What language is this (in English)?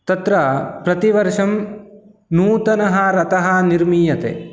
Sanskrit